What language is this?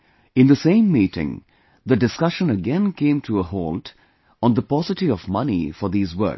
English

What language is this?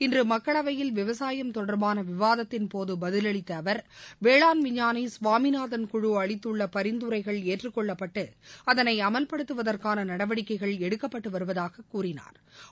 Tamil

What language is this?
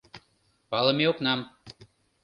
Mari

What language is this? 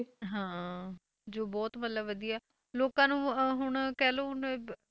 Punjabi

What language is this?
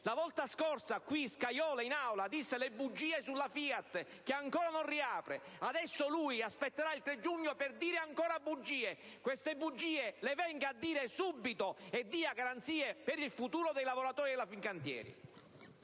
Italian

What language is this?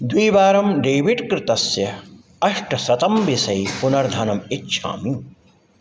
Sanskrit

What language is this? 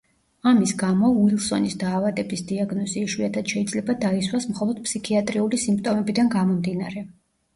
Georgian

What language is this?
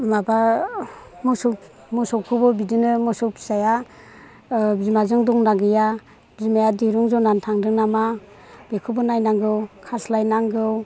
Bodo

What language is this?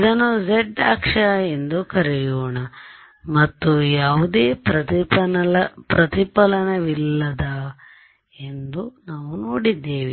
Kannada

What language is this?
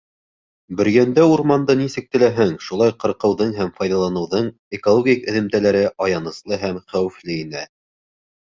Bashkir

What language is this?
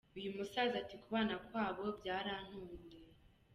Kinyarwanda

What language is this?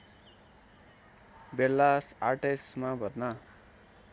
Nepali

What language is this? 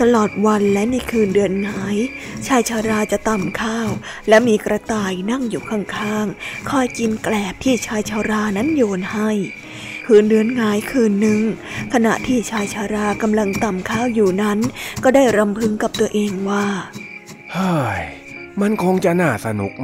Thai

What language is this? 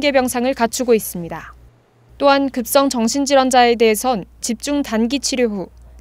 Korean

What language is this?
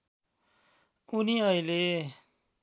Nepali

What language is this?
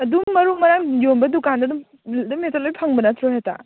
Manipuri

